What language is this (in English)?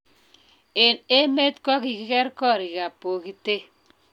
Kalenjin